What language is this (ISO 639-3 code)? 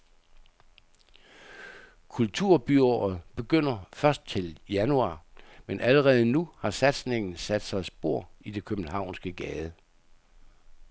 dan